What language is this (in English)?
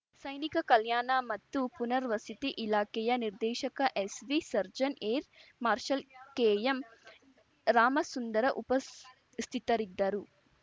Kannada